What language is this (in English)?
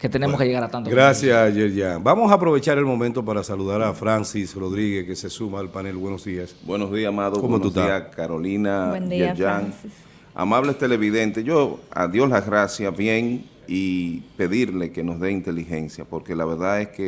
Spanish